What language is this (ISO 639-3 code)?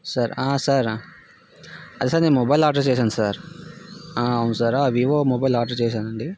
tel